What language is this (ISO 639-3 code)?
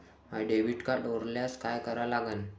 mar